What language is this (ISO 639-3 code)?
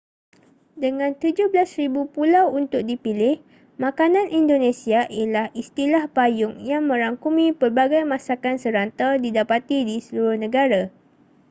msa